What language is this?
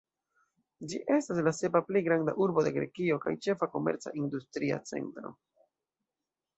Esperanto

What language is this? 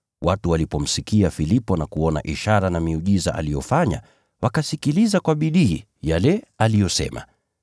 Swahili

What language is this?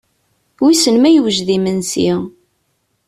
Kabyle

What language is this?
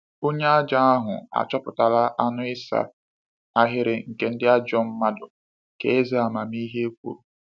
Igbo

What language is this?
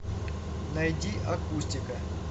Russian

